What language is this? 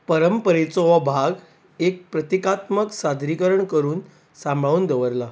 Konkani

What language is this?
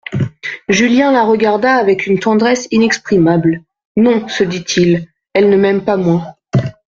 French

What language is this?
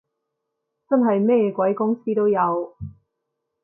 Cantonese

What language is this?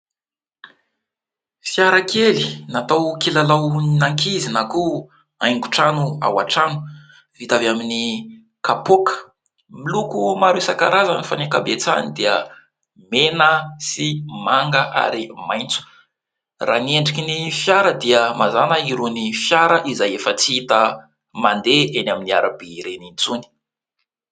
Malagasy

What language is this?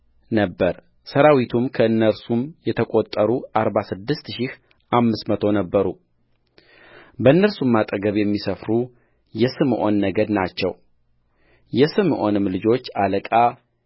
Amharic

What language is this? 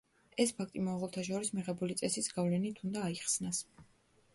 Georgian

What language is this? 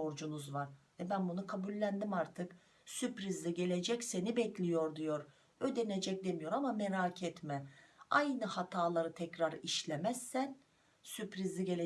Turkish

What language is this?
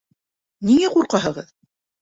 Bashkir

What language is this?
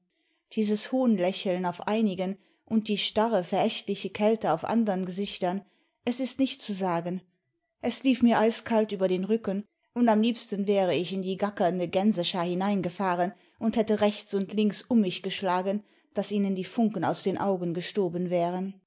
German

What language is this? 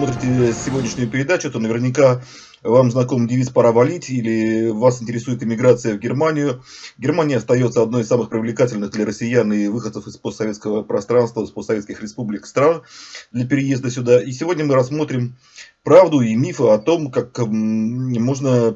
Russian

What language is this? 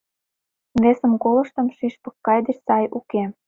Mari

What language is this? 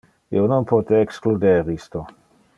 Interlingua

